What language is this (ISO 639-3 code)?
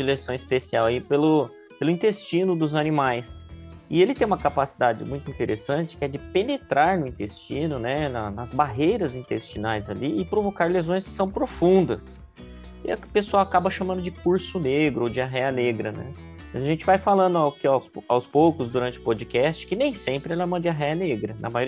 por